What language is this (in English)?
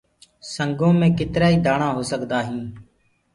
Gurgula